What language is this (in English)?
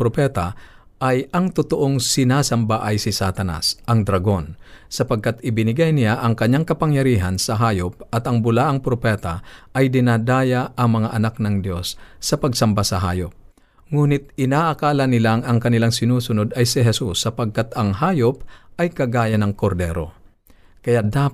Filipino